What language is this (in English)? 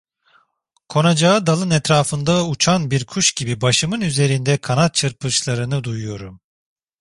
Turkish